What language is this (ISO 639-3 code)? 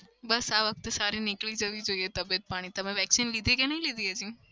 guj